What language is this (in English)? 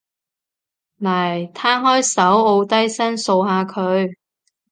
Cantonese